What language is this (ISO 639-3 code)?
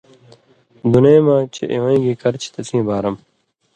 mvy